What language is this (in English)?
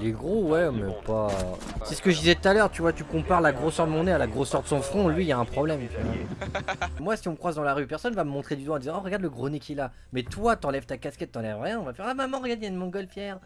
French